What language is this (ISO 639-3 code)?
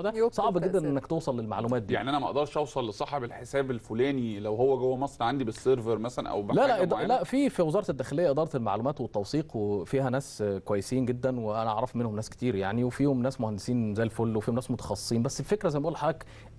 ara